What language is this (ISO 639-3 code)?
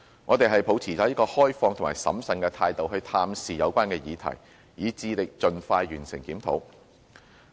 yue